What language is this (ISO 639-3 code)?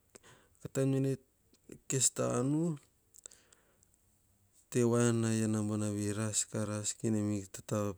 hah